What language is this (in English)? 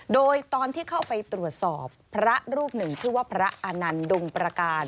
Thai